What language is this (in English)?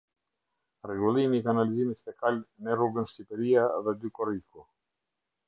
Albanian